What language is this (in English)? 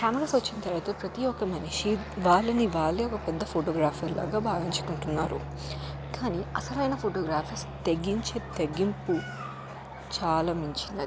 Telugu